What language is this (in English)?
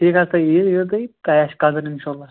Kashmiri